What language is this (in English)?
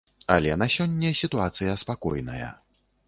Belarusian